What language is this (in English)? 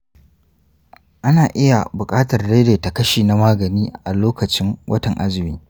Hausa